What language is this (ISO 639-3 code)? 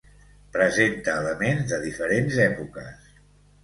cat